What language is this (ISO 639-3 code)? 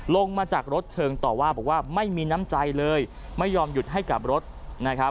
tha